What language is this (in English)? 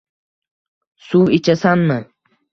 Uzbek